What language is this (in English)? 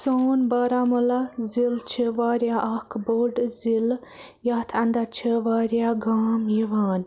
Kashmiri